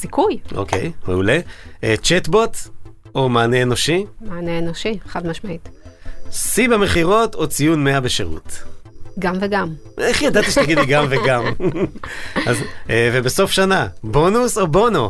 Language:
Hebrew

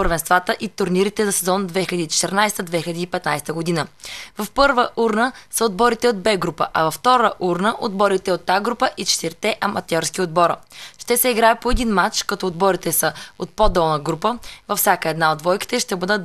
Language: Bulgarian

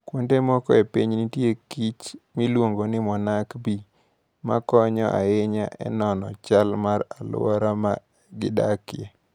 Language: Luo (Kenya and Tanzania)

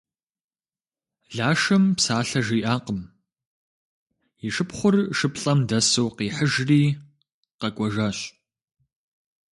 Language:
Kabardian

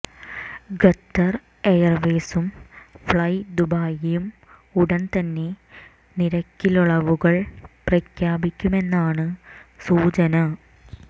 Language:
Malayalam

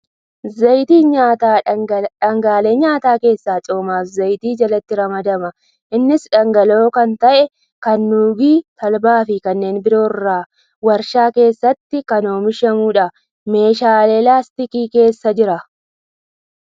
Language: Oromo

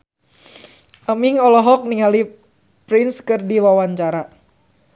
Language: Sundanese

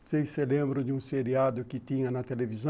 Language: Portuguese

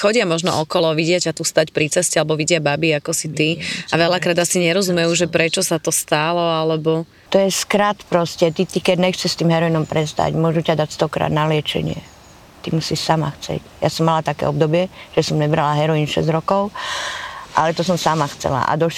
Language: Slovak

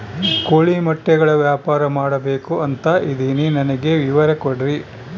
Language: Kannada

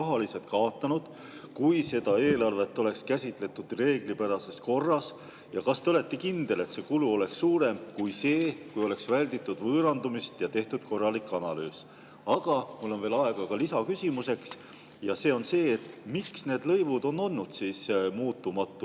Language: Estonian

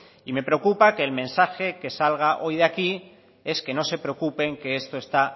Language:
Spanish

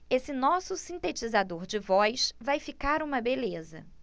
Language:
Portuguese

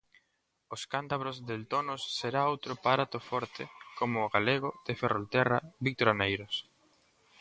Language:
Galician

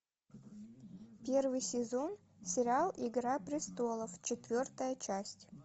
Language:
Russian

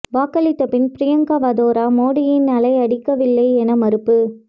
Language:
Tamil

